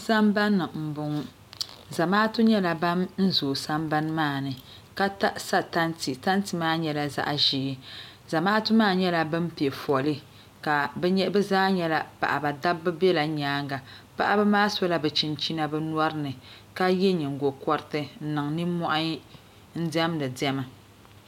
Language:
Dagbani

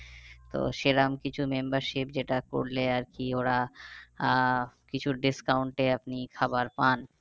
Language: Bangla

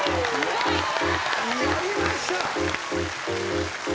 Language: Japanese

